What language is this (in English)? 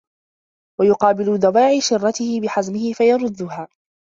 Arabic